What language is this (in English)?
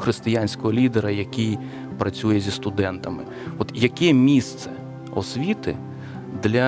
Ukrainian